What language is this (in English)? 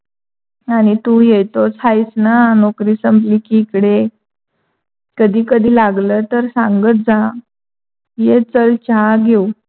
Marathi